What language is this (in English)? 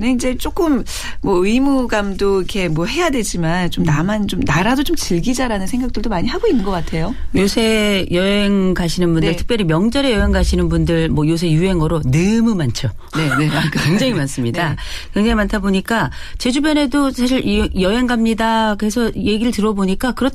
Korean